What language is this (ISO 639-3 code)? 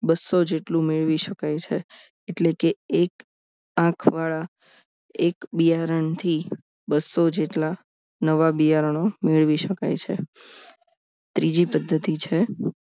guj